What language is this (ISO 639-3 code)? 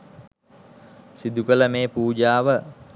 sin